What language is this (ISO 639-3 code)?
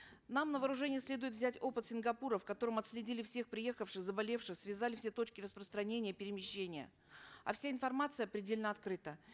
kaz